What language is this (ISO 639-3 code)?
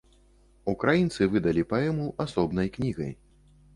bel